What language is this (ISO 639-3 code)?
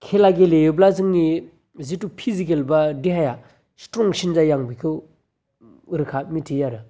brx